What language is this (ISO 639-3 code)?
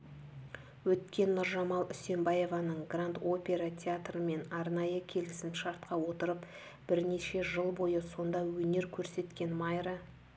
kaz